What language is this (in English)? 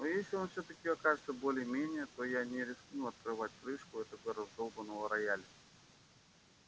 Russian